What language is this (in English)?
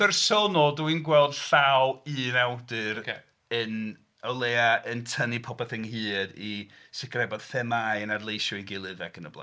Welsh